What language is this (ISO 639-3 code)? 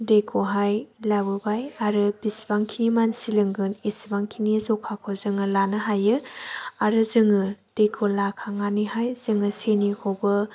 brx